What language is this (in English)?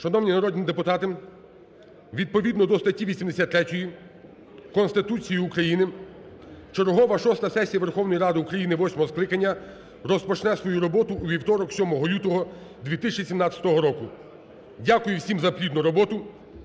Ukrainian